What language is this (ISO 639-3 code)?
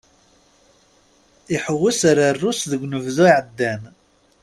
kab